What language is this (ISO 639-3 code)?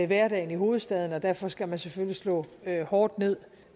dan